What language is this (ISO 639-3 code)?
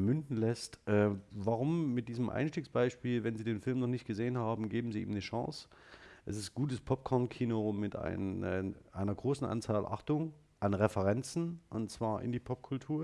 deu